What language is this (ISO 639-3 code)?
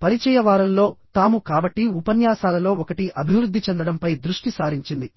tel